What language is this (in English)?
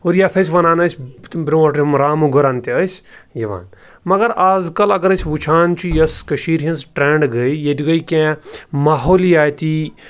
Kashmiri